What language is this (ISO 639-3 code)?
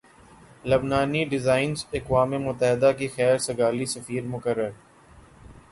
urd